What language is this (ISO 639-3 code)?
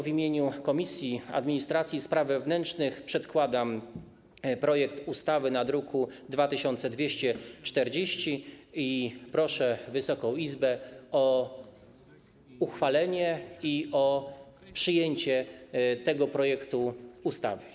pol